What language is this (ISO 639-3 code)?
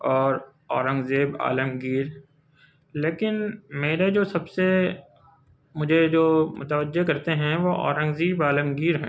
urd